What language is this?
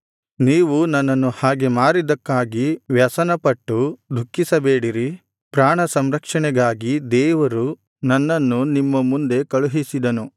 Kannada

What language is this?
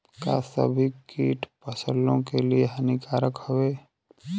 Bhojpuri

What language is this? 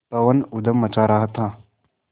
Hindi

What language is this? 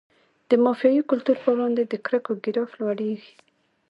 Pashto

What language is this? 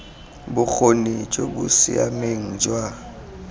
Tswana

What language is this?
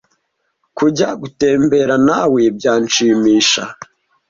Kinyarwanda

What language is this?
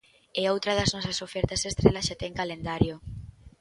Galician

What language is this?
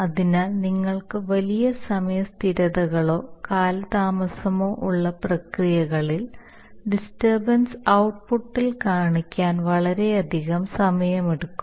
Malayalam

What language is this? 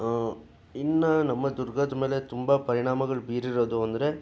Kannada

